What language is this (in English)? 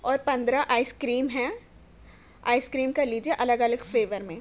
Urdu